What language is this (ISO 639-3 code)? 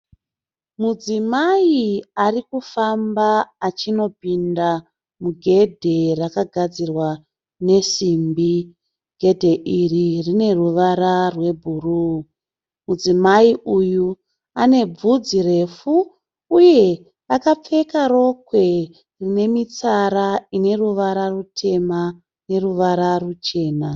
sna